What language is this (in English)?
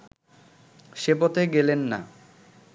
Bangla